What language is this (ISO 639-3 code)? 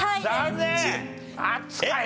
jpn